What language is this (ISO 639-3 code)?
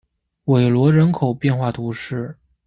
zho